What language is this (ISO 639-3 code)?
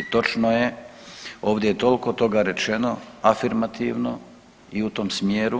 hrv